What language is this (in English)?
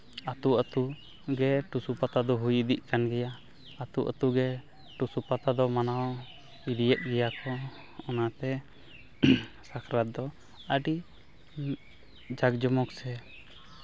Santali